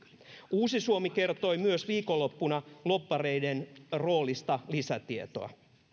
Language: Finnish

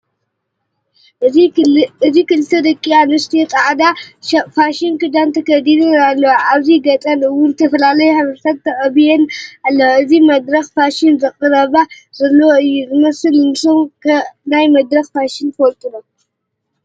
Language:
Tigrinya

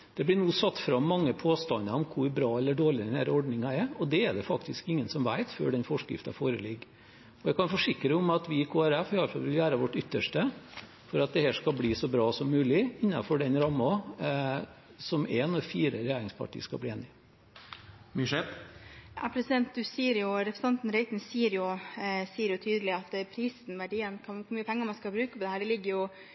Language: Norwegian Bokmål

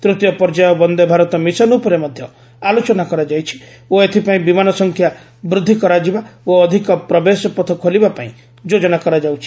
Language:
Odia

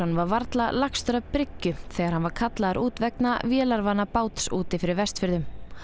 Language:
Icelandic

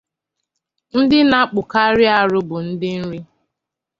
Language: Igbo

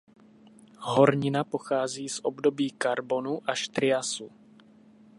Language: Czech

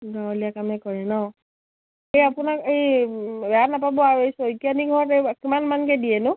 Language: Assamese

